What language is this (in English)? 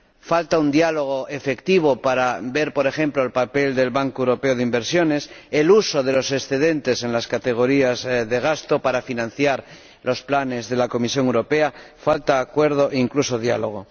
Spanish